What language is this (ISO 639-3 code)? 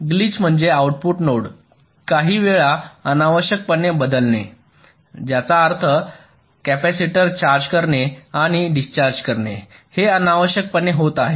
mar